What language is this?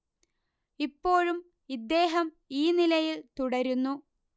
Malayalam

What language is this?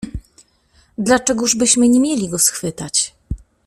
Polish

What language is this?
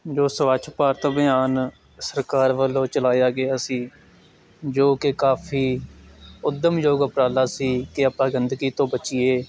Punjabi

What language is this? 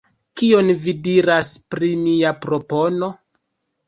Esperanto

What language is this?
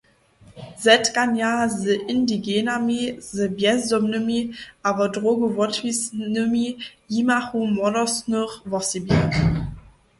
Upper Sorbian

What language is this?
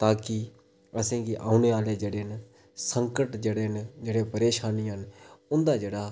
Dogri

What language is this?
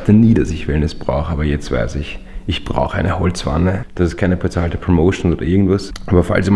German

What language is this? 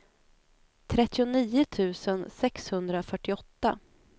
Swedish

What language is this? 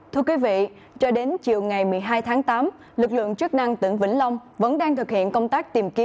Vietnamese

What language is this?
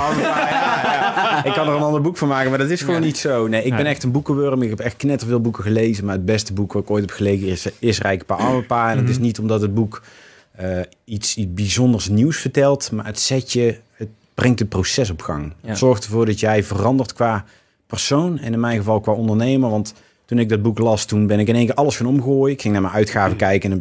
Dutch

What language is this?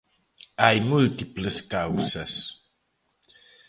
Galician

